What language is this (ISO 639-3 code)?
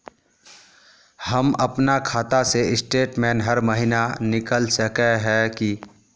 mag